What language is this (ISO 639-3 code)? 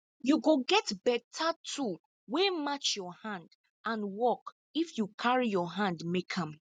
pcm